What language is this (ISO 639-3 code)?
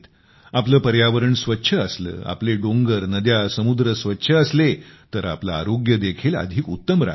mar